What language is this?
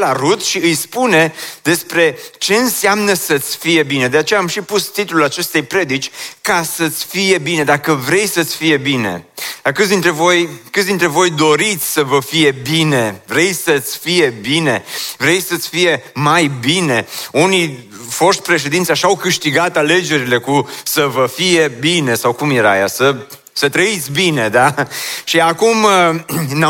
Romanian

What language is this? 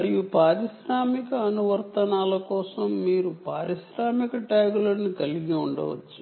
Telugu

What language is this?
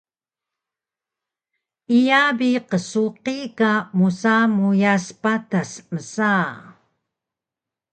Taroko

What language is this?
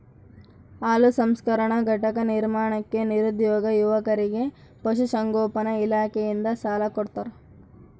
Kannada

